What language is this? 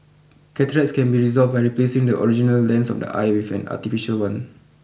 English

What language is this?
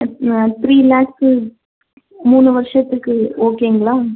Tamil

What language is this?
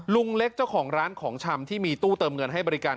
Thai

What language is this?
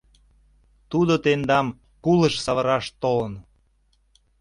Mari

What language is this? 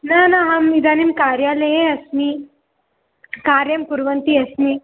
Sanskrit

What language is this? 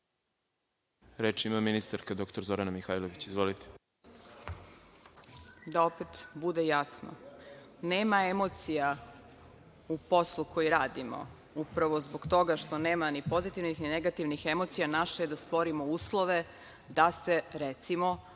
Serbian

